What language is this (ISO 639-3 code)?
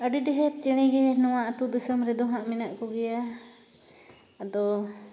sat